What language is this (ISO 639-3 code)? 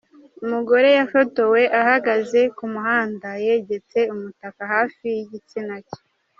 kin